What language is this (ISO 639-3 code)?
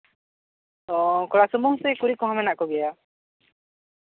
sat